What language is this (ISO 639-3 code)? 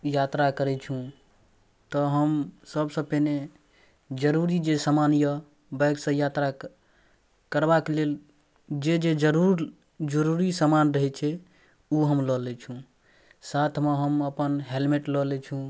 mai